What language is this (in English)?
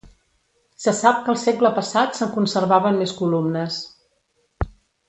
Catalan